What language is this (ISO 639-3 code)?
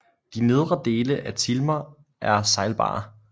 dan